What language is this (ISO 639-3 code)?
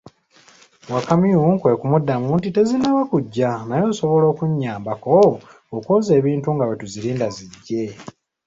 lug